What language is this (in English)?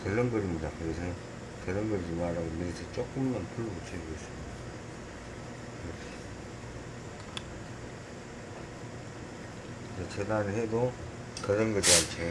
Korean